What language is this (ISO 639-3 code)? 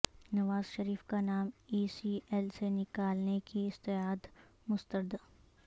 urd